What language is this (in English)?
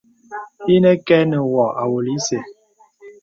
Bebele